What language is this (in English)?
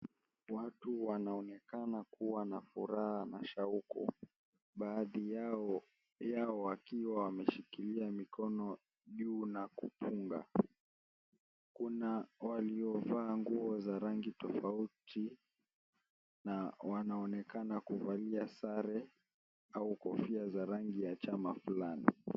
Swahili